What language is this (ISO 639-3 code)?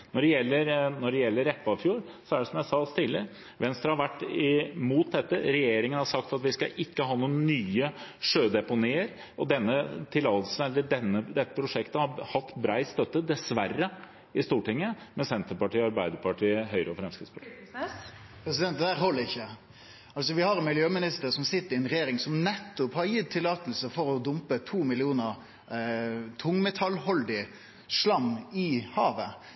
nor